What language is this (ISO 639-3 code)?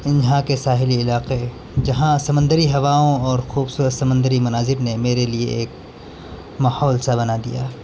urd